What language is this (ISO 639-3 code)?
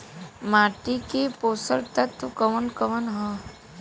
bho